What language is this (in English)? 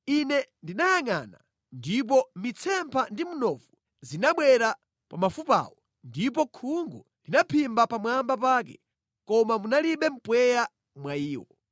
Nyanja